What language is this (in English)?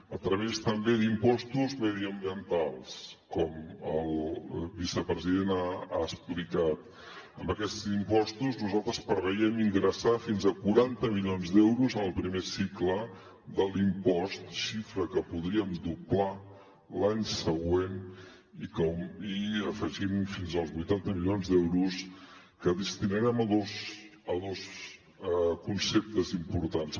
Catalan